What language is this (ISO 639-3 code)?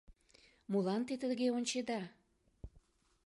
chm